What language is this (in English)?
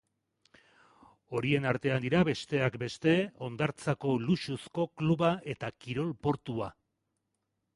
Basque